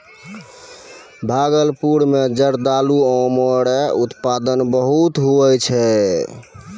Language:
Maithili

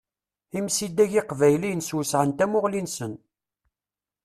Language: Kabyle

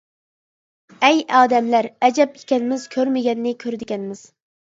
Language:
Uyghur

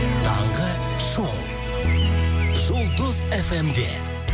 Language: Kazakh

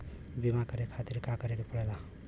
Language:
Bhojpuri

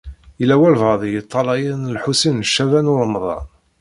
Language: Kabyle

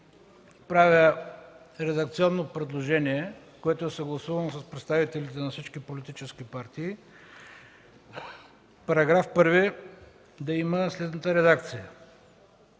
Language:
Bulgarian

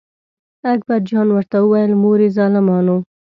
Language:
Pashto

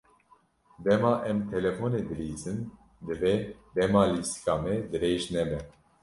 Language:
Kurdish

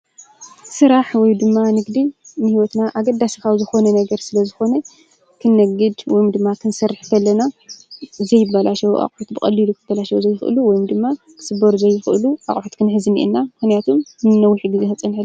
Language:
Tigrinya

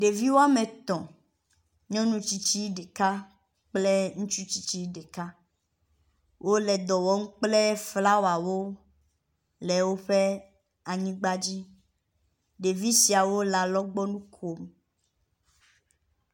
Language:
Ewe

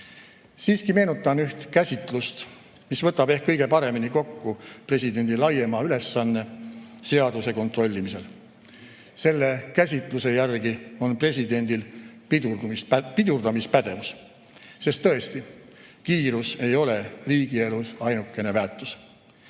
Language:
Estonian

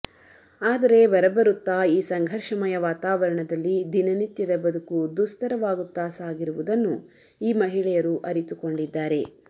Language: Kannada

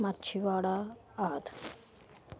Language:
Punjabi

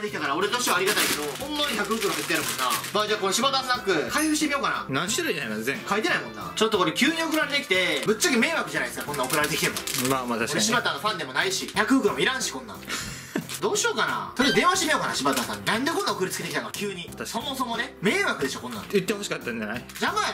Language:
Japanese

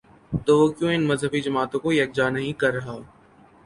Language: Urdu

